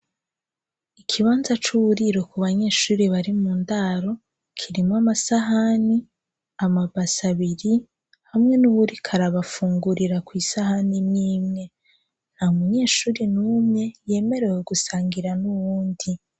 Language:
Rundi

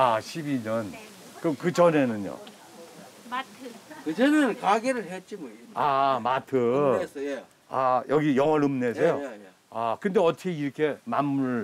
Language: Korean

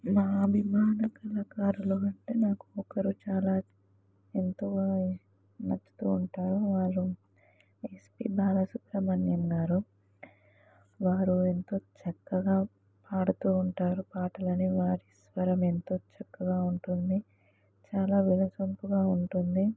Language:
Telugu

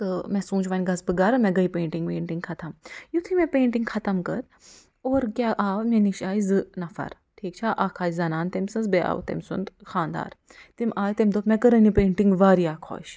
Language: Kashmiri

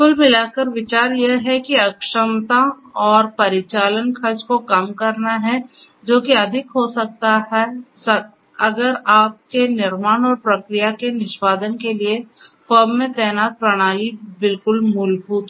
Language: Hindi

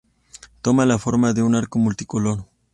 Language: Spanish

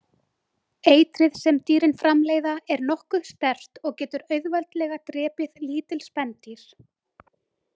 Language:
Icelandic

